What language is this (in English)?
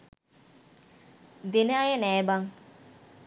Sinhala